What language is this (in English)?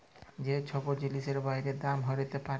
Bangla